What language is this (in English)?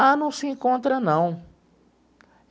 Portuguese